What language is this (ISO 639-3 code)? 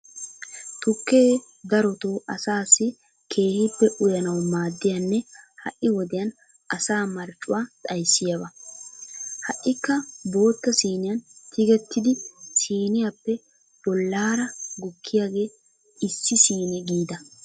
wal